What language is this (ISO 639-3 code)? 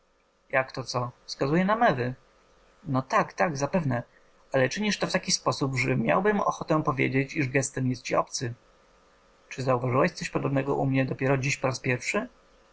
pol